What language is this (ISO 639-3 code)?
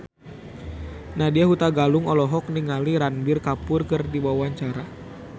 sun